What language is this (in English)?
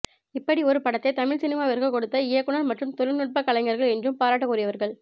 Tamil